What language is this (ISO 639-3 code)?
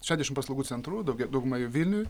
lit